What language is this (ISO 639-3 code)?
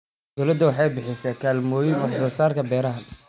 som